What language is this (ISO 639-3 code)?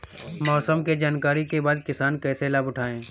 bho